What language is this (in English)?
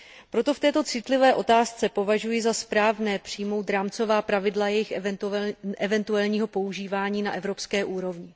Czech